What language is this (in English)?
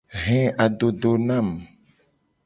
Gen